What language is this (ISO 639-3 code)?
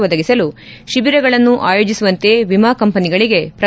kan